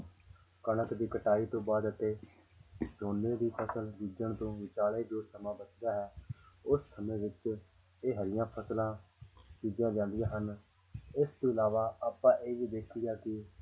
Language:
Punjabi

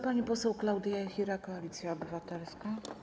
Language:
Polish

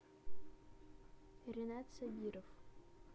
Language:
Russian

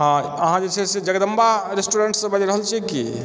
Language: Maithili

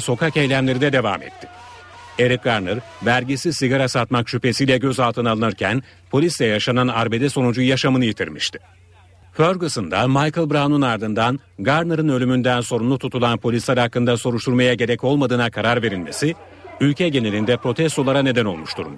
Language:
Turkish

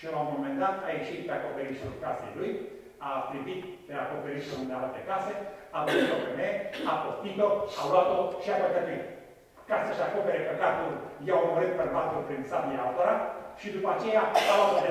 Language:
Romanian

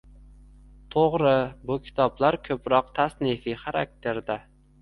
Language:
Uzbek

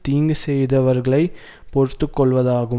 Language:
Tamil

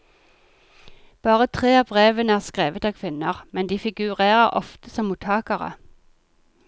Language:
Norwegian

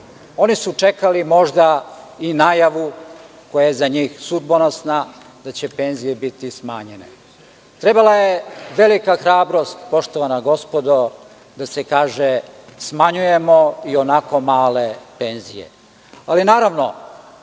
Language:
Serbian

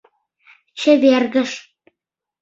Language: Mari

